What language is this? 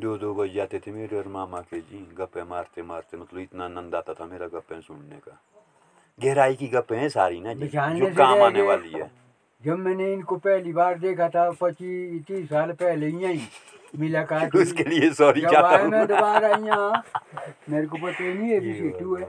Hindi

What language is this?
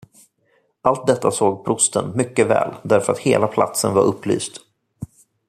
Swedish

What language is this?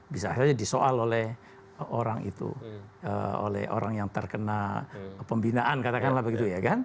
Indonesian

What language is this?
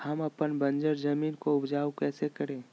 Magahi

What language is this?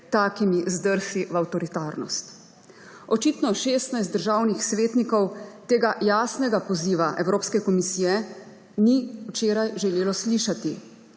Slovenian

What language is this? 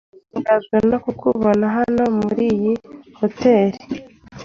Kinyarwanda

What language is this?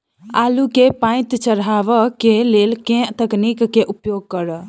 Maithili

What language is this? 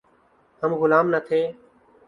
Urdu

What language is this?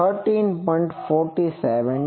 Gujarati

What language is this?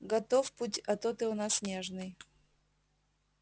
Russian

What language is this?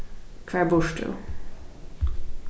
Faroese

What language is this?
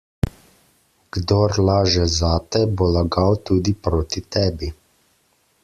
Slovenian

